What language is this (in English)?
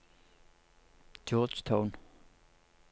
Norwegian